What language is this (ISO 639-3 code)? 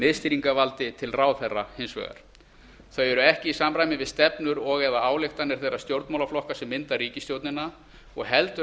isl